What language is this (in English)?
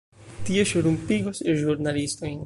Esperanto